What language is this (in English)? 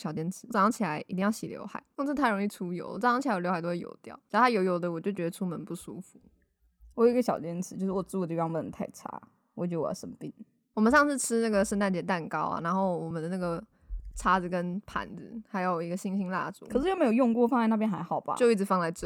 Chinese